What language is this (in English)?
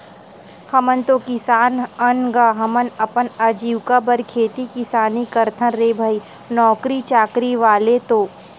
Chhattisgarhi